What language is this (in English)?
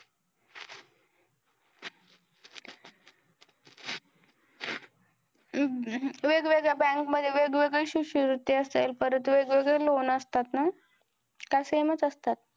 Marathi